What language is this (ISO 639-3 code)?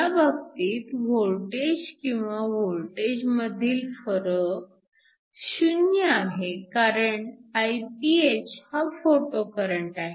mar